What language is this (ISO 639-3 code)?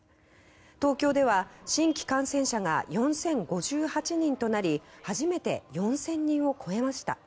jpn